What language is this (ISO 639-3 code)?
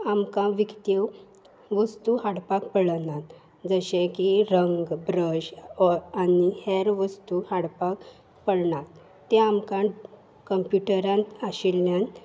kok